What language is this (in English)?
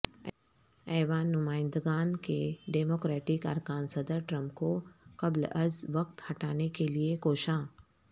Urdu